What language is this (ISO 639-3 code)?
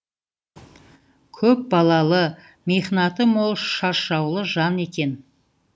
kaz